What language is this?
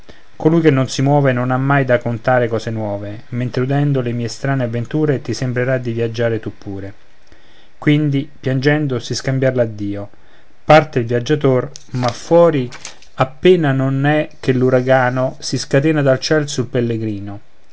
Italian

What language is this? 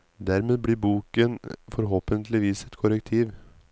Norwegian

